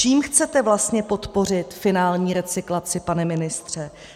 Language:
Czech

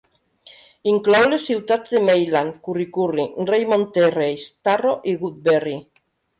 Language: Catalan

